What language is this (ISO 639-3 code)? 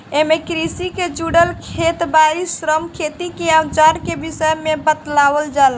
bho